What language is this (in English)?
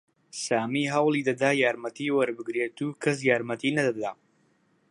Central Kurdish